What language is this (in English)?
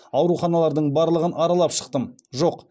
Kazakh